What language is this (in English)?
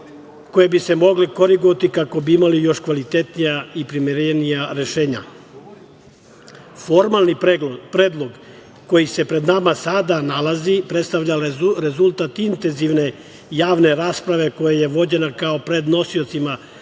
Serbian